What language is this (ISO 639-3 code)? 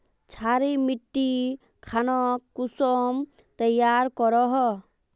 mag